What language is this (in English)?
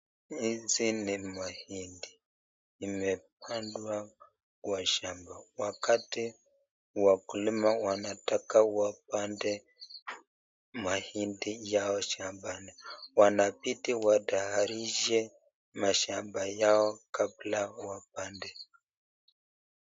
Swahili